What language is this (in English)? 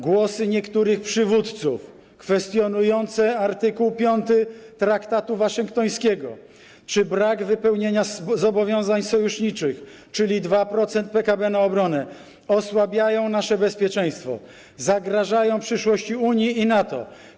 Polish